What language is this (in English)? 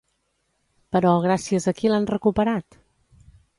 Catalan